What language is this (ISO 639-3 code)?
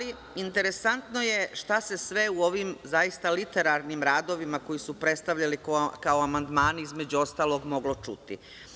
srp